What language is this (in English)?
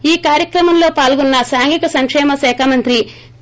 Telugu